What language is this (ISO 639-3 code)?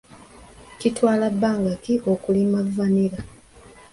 lug